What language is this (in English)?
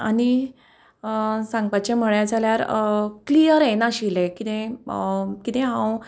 Konkani